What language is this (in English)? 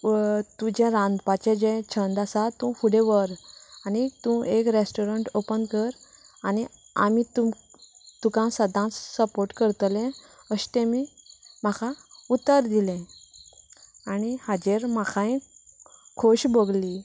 Konkani